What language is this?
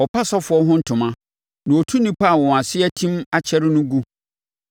Akan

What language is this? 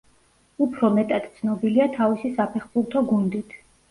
Georgian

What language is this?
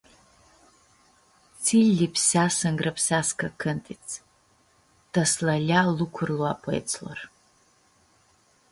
Aromanian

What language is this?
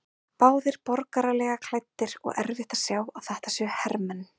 Icelandic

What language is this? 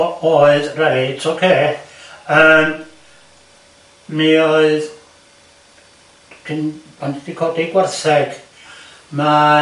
Welsh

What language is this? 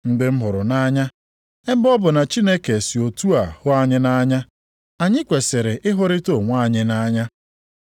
Igbo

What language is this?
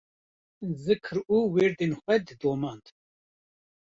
Kurdish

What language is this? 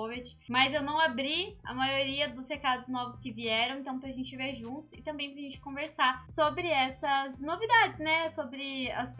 Portuguese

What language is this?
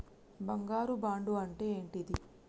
Telugu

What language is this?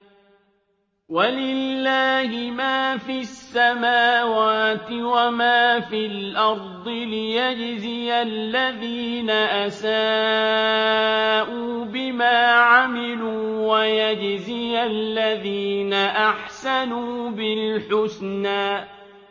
Arabic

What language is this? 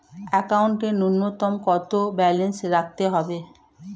Bangla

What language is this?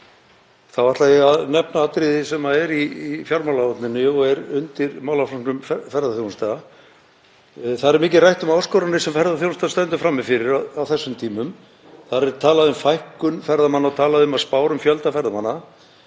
Icelandic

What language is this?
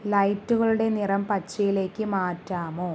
Malayalam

